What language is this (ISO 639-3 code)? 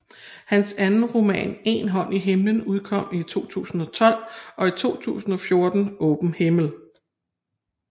dan